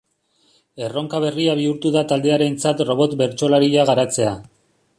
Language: Basque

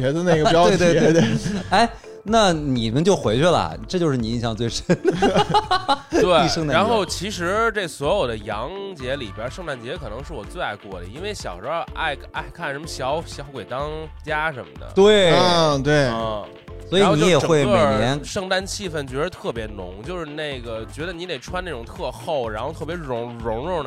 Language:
Chinese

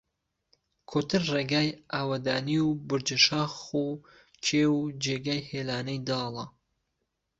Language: Central Kurdish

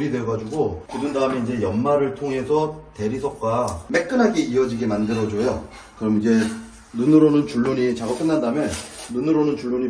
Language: Korean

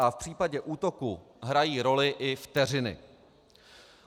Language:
Czech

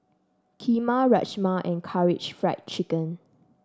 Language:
English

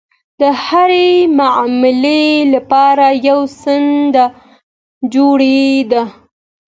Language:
Pashto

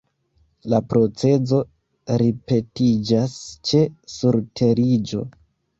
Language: Esperanto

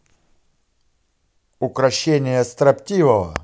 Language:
Russian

